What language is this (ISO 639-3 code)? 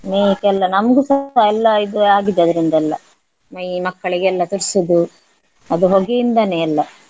kan